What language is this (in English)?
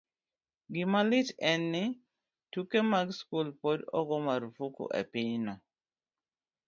Luo (Kenya and Tanzania)